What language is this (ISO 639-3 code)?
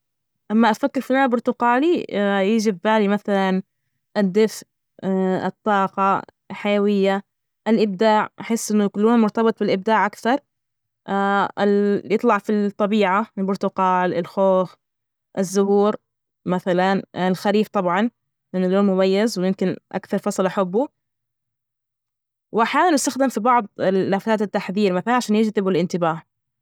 ars